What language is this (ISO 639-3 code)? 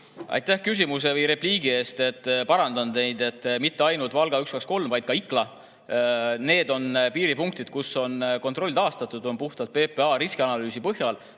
est